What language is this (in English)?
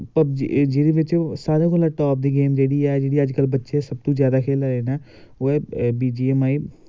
Dogri